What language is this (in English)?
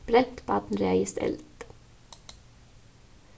Faroese